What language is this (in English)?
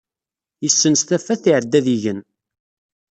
Kabyle